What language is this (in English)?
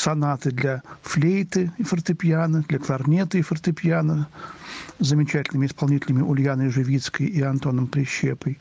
Russian